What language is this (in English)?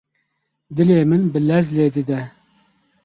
Kurdish